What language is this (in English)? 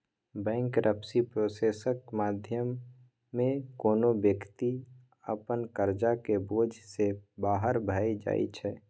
Maithili